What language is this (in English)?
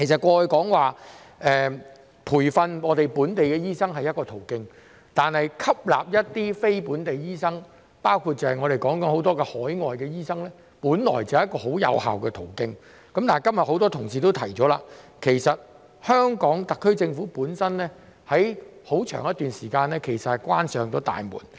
Cantonese